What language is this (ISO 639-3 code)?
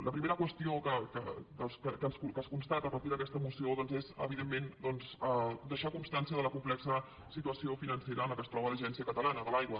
cat